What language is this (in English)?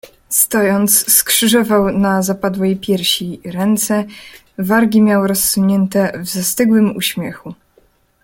Polish